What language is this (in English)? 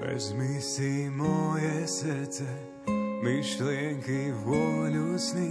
Slovak